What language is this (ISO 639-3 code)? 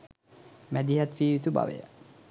sin